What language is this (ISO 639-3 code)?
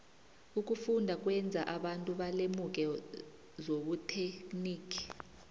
nbl